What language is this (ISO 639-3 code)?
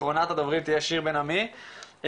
heb